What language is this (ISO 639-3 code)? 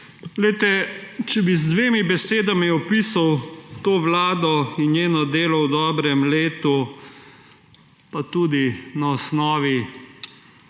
slv